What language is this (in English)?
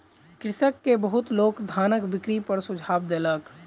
Maithili